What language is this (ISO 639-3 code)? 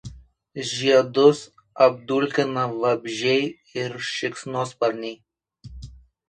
lit